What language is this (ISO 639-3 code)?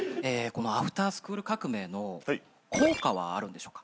jpn